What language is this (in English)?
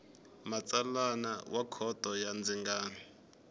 Tsonga